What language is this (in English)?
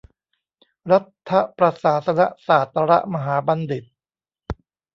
Thai